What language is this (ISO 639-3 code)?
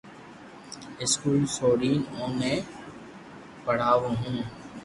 lrk